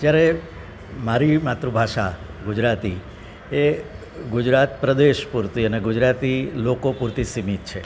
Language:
Gujarati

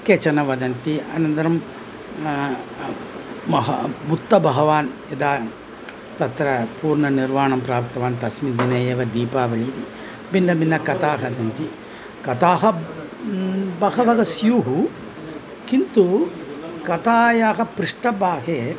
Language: Sanskrit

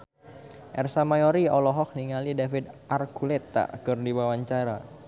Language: Sundanese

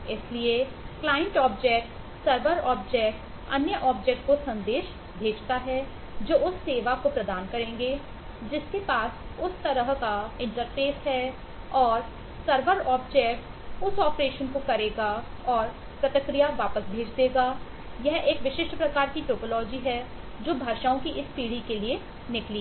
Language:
Hindi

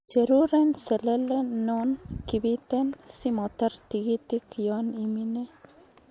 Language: Kalenjin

